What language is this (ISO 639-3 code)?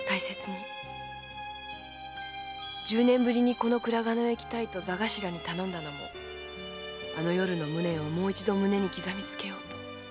jpn